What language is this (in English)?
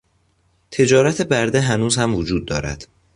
Persian